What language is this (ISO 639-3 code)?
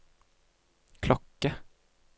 nor